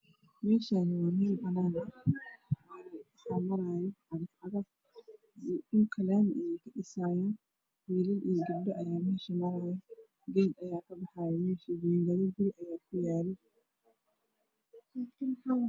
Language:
Somali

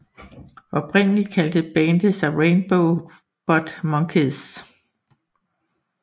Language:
Danish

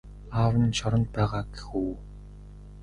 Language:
Mongolian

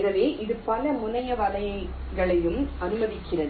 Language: Tamil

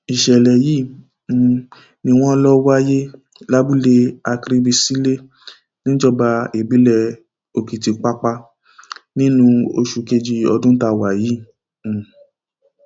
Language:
Yoruba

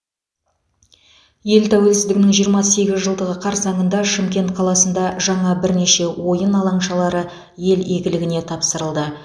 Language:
Kazakh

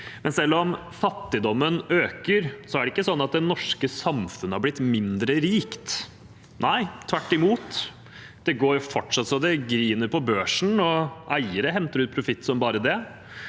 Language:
Norwegian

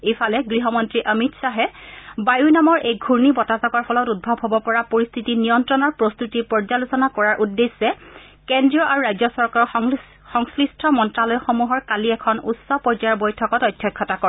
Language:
Assamese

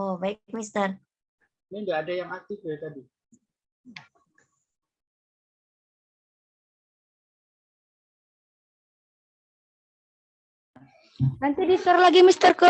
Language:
Indonesian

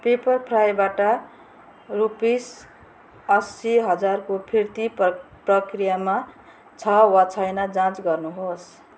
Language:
Nepali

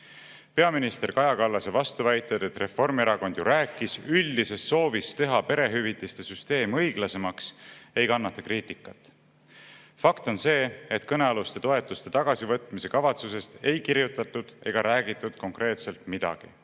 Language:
Estonian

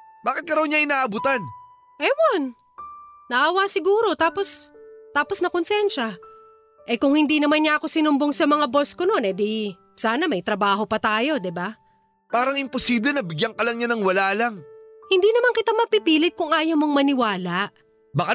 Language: Filipino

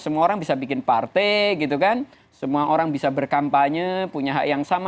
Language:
Indonesian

